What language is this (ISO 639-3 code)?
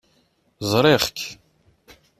kab